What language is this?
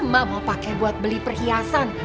Indonesian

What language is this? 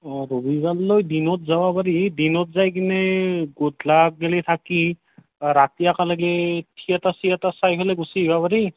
Assamese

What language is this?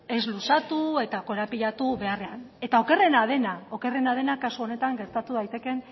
Basque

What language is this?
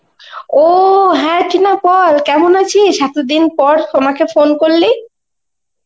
Bangla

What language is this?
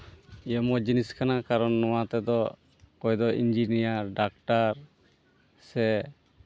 Santali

